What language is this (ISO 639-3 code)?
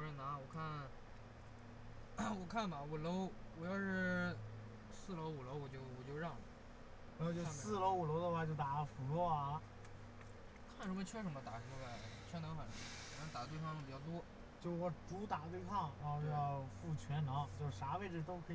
zho